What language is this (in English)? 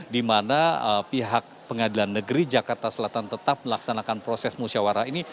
Indonesian